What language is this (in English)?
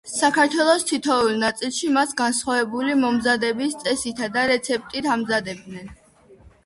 Georgian